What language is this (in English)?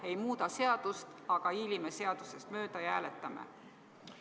Estonian